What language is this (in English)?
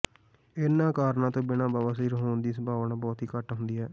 Punjabi